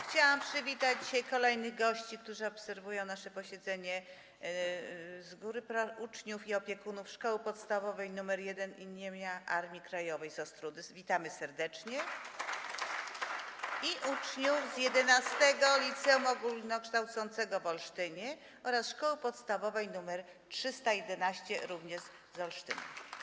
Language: Polish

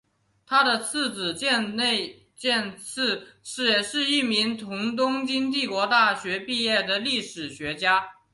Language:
Chinese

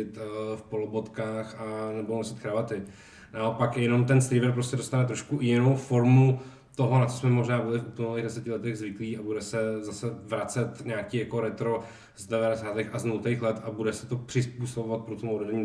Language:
Czech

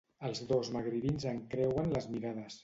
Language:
Catalan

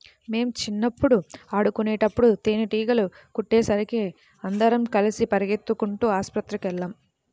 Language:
Telugu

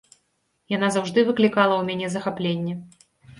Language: Belarusian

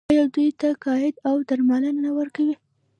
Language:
Pashto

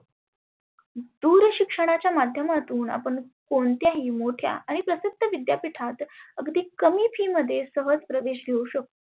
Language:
Marathi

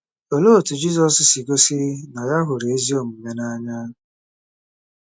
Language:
Igbo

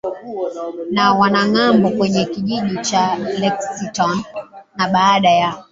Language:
Swahili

